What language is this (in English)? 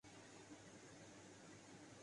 Urdu